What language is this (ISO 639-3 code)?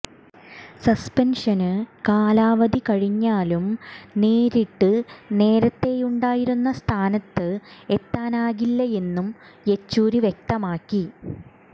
mal